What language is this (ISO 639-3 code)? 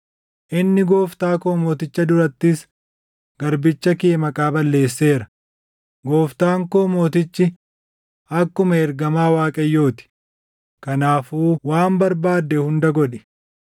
orm